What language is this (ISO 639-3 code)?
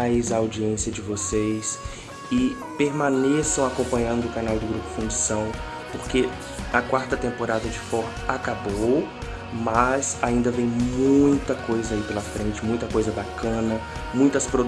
por